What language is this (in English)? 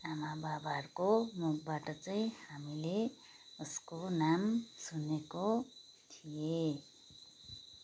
Nepali